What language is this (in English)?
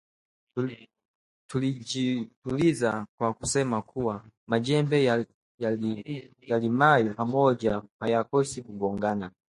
Swahili